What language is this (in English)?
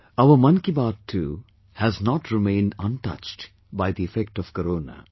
English